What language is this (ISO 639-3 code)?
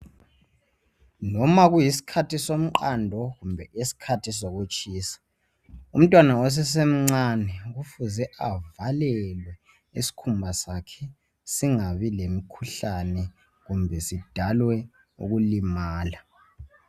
nde